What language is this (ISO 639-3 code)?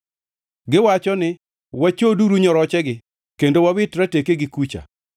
luo